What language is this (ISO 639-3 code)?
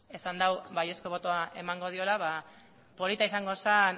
eus